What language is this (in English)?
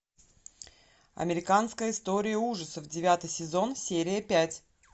Russian